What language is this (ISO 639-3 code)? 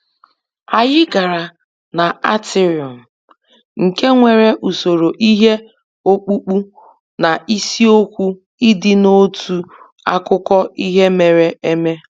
ibo